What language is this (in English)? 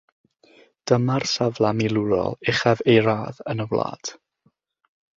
Welsh